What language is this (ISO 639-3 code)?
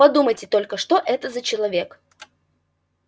rus